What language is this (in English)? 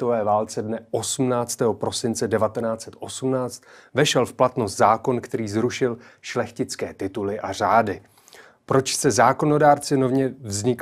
Czech